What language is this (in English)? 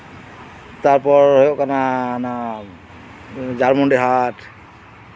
Santali